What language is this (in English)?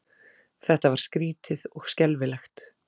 Icelandic